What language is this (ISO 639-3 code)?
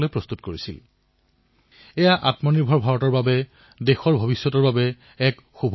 asm